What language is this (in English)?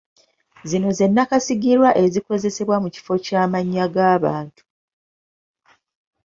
Ganda